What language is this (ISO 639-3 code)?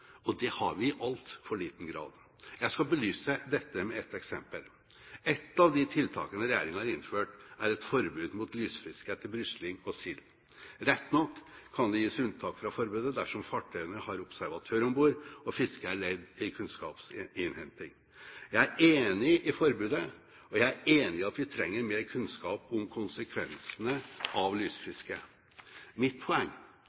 nob